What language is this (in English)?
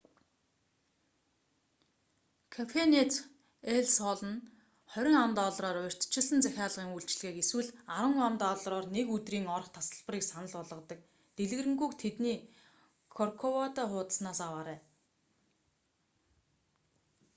Mongolian